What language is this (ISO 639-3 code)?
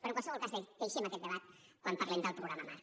cat